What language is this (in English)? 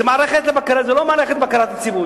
Hebrew